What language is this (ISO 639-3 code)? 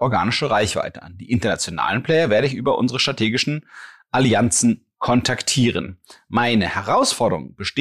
deu